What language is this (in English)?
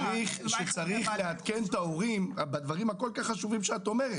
Hebrew